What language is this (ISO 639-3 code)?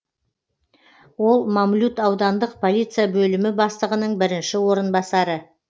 kaz